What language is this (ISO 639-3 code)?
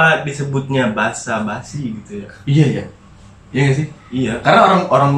ind